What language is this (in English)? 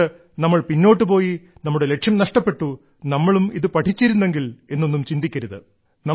Malayalam